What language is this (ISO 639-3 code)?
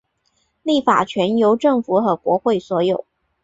zho